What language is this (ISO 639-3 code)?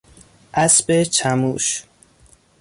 fas